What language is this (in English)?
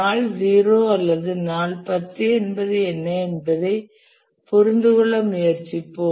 Tamil